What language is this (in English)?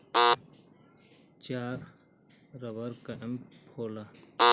Bhojpuri